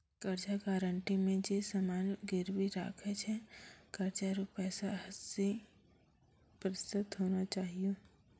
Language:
Maithili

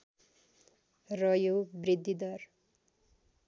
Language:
Nepali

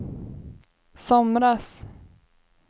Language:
Swedish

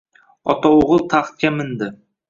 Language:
Uzbek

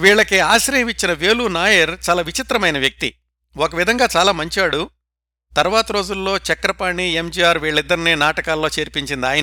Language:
Telugu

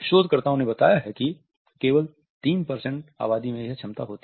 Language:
Hindi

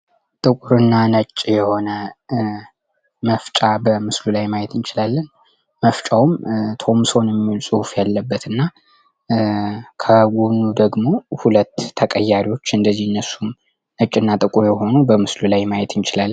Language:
Amharic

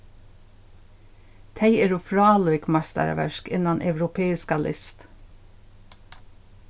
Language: Faroese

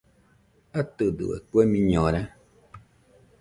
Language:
Nüpode Huitoto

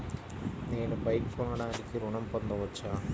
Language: Telugu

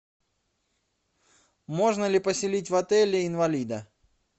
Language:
Russian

